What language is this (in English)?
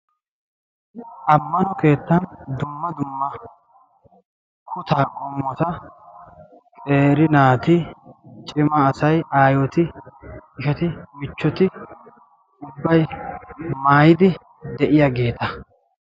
Wolaytta